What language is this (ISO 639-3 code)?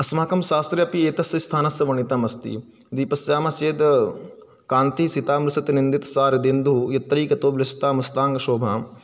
san